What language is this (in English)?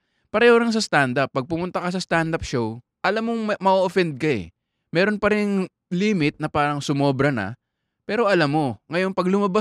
Filipino